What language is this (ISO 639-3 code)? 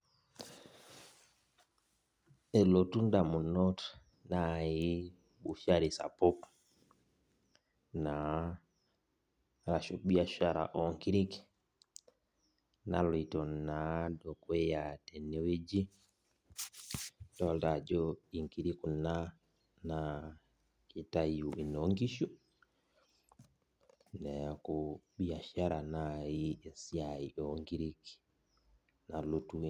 mas